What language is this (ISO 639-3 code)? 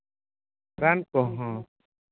sat